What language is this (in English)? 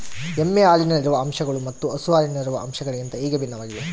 Kannada